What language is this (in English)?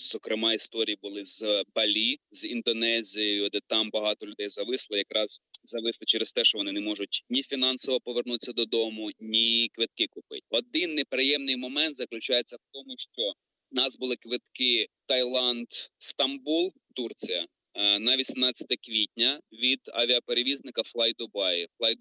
Ukrainian